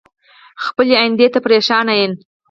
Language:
Pashto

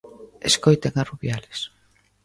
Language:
Galician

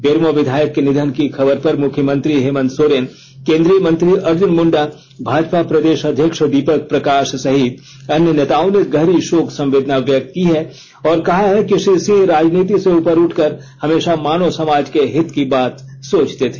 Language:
Hindi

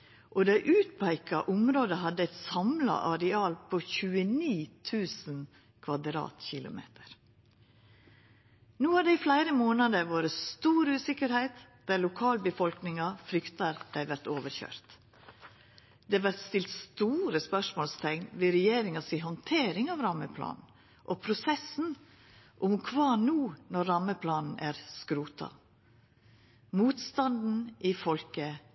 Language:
Norwegian Nynorsk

